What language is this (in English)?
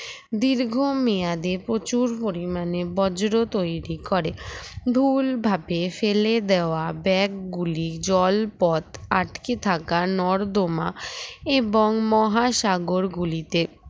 Bangla